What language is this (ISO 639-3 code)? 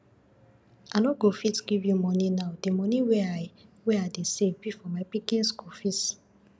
pcm